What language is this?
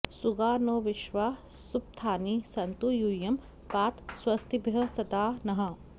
Sanskrit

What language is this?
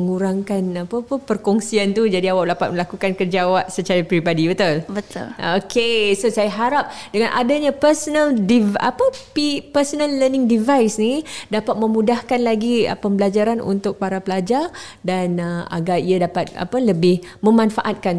Malay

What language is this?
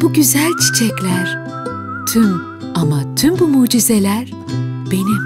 Turkish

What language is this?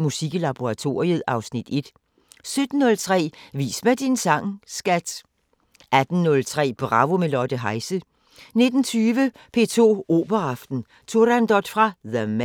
Danish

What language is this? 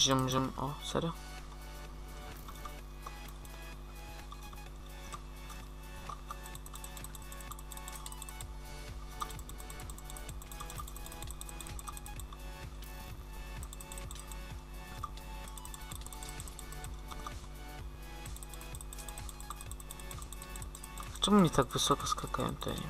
Polish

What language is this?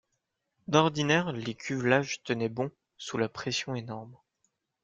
French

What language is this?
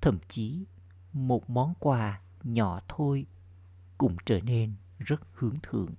Vietnamese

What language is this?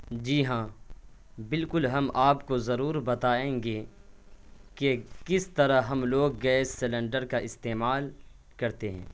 Urdu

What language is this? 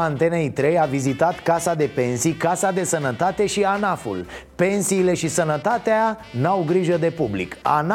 Romanian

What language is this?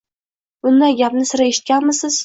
Uzbek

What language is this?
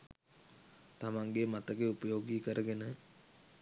Sinhala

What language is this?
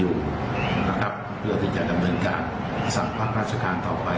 Thai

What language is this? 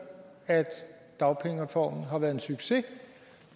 Danish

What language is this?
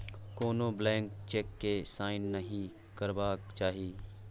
Maithili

